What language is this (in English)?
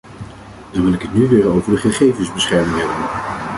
Dutch